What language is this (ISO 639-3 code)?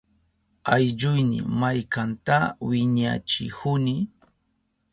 qup